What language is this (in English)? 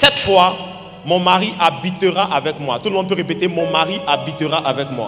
French